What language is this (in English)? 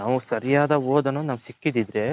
Kannada